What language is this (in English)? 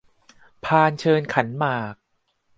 Thai